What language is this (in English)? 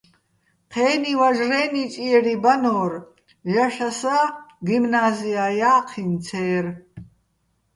Bats